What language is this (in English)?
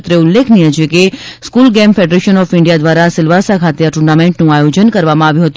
Gujarati